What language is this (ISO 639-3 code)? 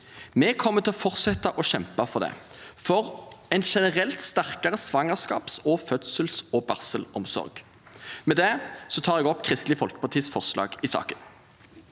nor